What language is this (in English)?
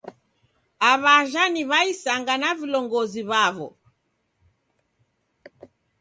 Taita